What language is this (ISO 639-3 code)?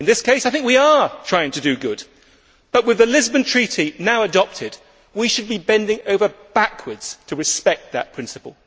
eng